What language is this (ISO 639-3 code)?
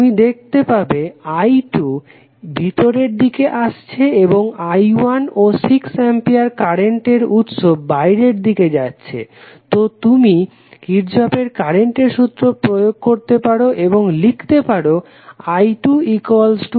ben